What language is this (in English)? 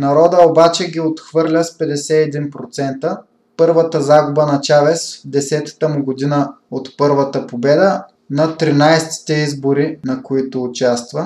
Bulgarian